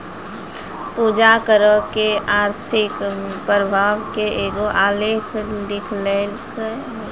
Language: Maithili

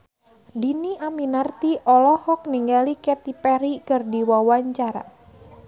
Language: Sundanese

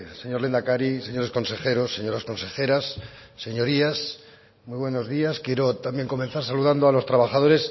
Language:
Spanish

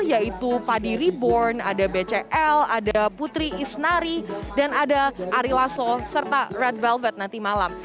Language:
Indonesian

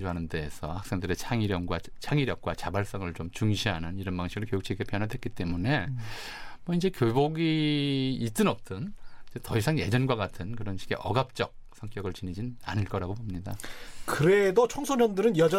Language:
Korean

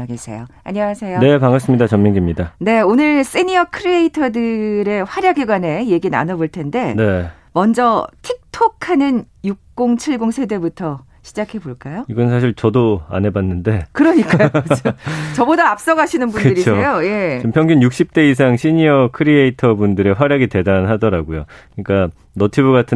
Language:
Korean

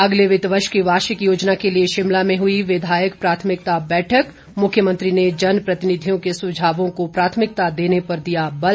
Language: Hindi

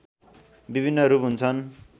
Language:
Nepali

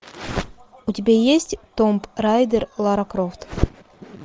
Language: Russian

